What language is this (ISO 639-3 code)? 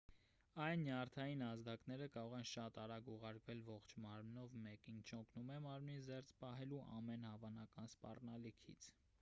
hye